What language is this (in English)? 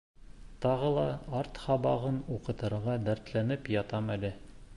Bashkir